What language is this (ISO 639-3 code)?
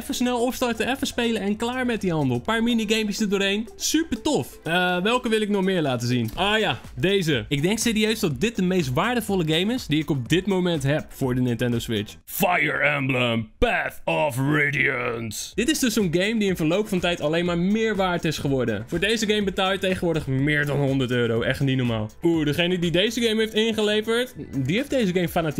nld